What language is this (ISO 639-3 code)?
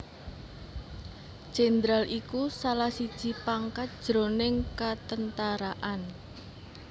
jav